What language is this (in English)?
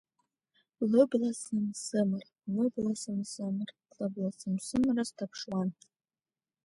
Abkhazian